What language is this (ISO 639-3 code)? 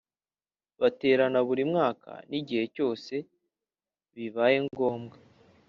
kin